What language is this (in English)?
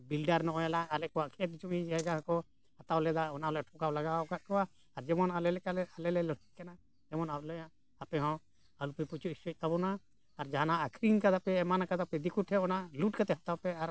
Santali